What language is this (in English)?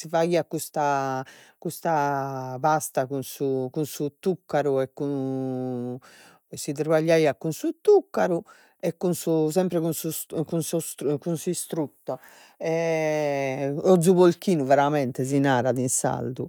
Sardinian